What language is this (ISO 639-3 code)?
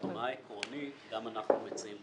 heb